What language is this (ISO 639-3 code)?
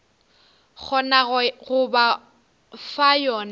nso